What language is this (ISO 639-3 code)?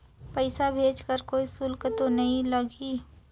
hne